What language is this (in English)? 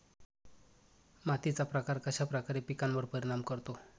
Marathi